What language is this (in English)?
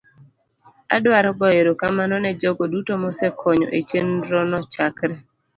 Luo (Kenya and Tanzania)